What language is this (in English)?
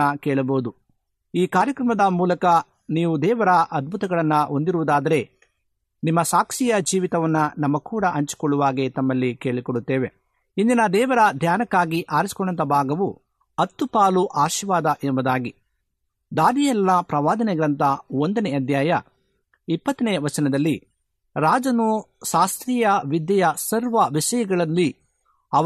Kannada